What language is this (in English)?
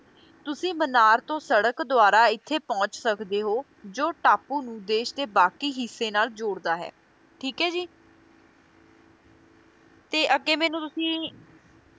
Punjabi